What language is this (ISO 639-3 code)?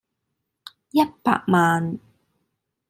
yue